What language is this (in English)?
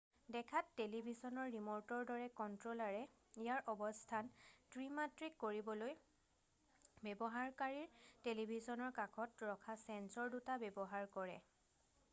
Assamese